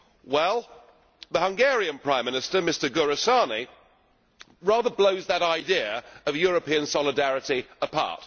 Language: English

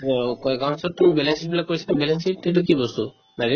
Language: Assamese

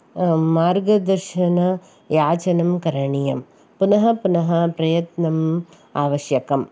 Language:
Sanskrit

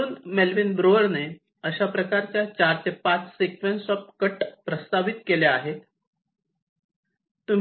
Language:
Marathi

